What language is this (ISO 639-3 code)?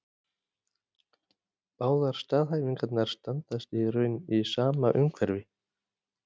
isl